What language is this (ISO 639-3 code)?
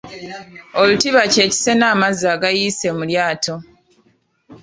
lug